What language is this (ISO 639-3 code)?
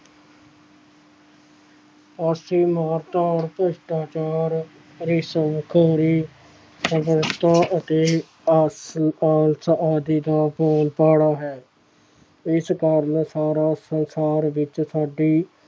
pan